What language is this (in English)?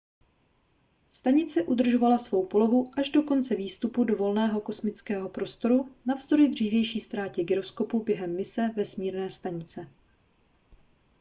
Czech